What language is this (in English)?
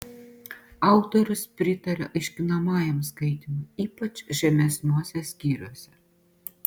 Lithuanian